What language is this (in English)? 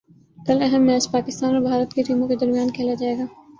Urdu